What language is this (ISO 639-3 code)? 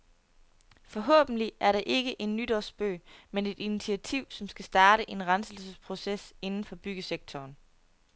dan